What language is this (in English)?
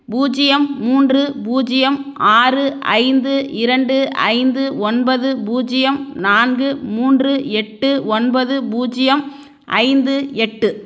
Tamil